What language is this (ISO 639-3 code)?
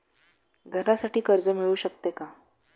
mar